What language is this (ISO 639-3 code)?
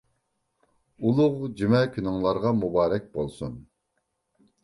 uig